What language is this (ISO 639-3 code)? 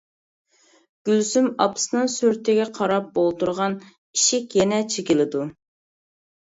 uig